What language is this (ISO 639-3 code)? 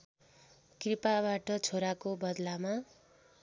nep